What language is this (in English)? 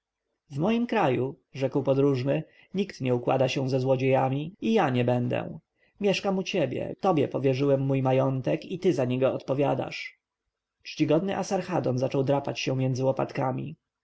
Polish